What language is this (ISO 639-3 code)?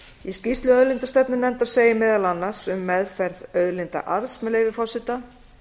isl